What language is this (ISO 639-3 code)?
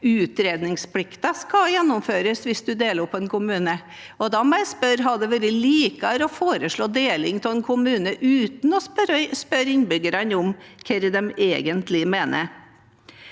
nor